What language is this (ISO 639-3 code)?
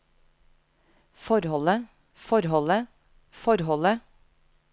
nor